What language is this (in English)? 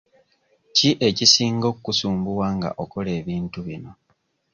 Ganda